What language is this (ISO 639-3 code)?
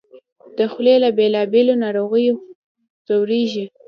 pus